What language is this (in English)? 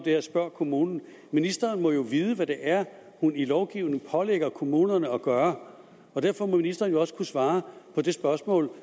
Danish